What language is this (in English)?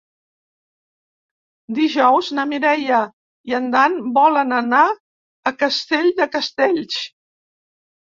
Catalan